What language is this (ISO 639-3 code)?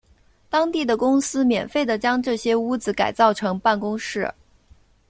zho